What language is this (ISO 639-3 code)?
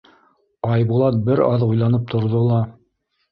bak